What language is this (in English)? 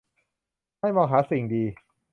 Thai